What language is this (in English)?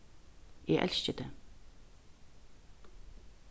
Faroese